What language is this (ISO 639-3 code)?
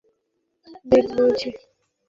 ben